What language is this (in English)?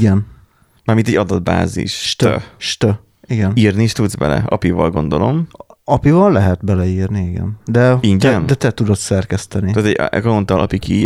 Hungarian